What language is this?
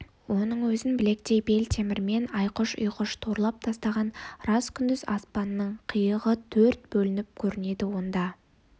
Kazakh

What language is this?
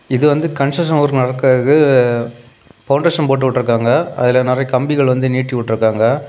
Tamil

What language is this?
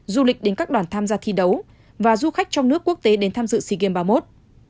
Vietnamese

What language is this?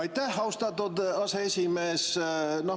Estonian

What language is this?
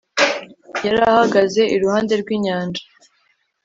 Kinyarwanda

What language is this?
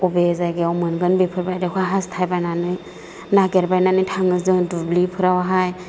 Bodo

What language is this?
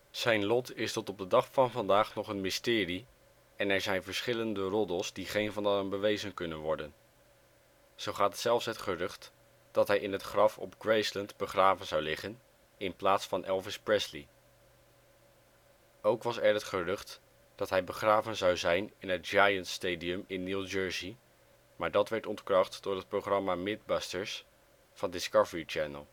Dutch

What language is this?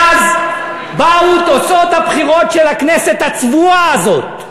Hebrew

